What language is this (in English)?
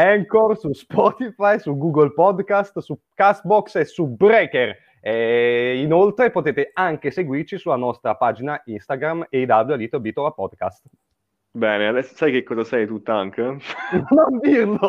Italian